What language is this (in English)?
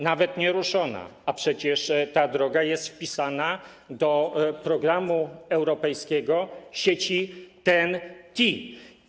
Polish